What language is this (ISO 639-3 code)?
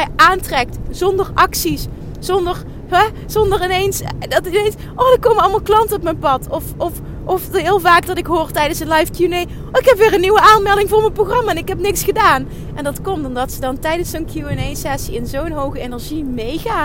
nld